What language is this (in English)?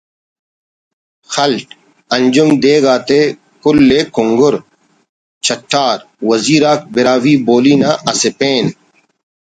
Brahui